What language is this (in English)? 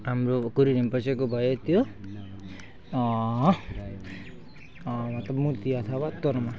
Nepali